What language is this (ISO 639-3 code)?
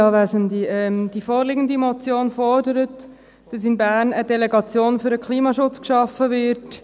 gsw